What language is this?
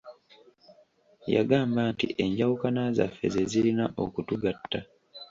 Ganda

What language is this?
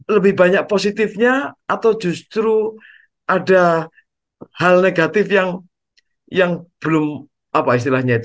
Indonesian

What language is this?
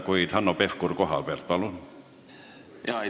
Estonian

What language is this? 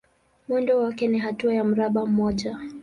Swahili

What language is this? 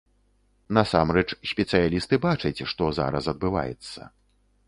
Belarusian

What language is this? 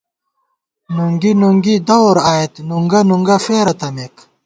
Gawar-Bati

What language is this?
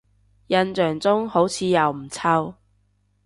Cantonese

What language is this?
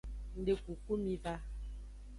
Aja (Benin)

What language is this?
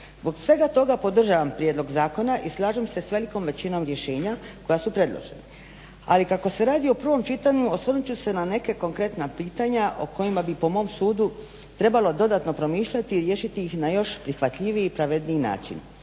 Croatian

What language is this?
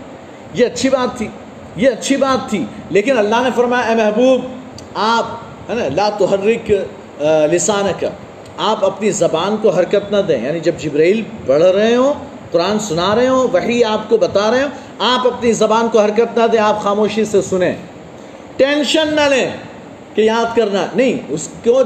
Urdu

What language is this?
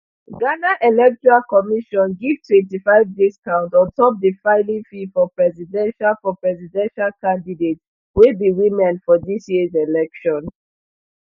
Nigerian Pidgin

